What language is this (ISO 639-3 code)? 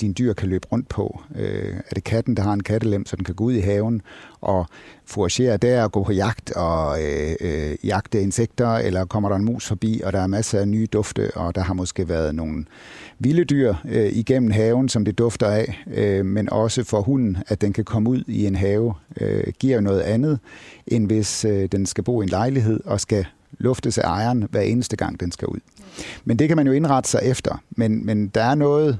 dan